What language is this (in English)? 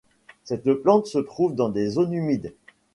French